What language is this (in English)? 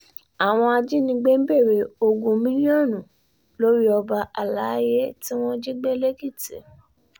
Yoruba